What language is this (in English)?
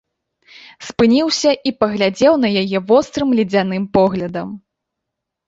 Belarusian